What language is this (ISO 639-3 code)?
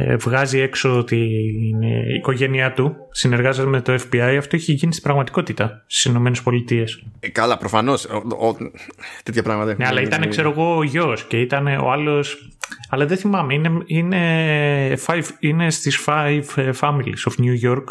ell